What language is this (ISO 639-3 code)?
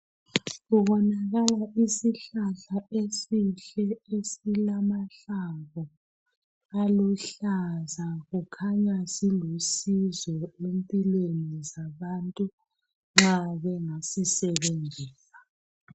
nde